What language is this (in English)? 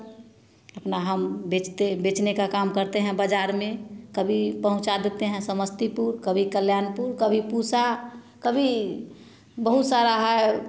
Hindi